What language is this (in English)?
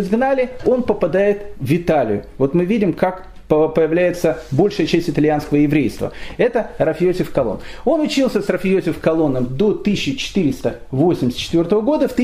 Russian